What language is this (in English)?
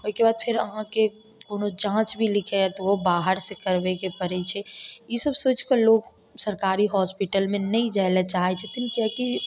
Maithili